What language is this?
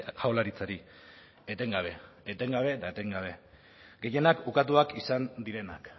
Basque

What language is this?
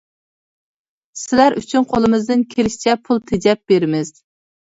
Uyghur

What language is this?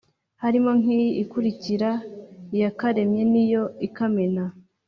Kinyarwanda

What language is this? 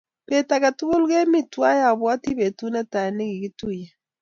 Kalenjin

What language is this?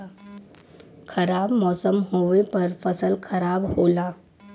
Bhojpuri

